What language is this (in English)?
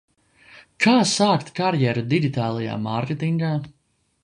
Latvian